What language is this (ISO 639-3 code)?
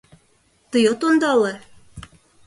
chm